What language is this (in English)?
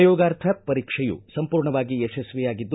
Kannada